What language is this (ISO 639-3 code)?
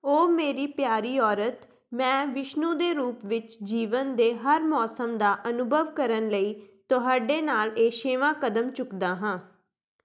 pan